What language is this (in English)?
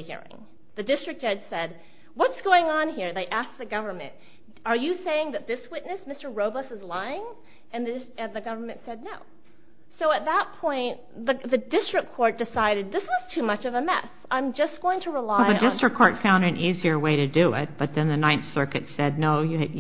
English